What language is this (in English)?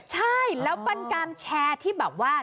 Thai